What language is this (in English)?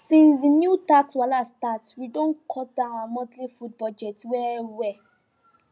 Nigerian Pidgin